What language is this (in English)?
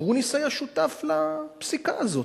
Hebrew